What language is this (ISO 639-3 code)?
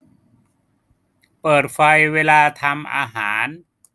tha